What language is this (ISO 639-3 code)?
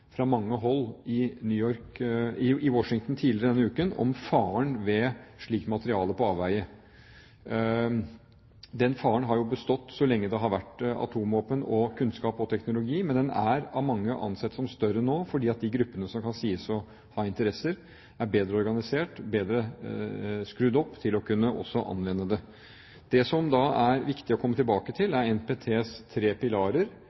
nob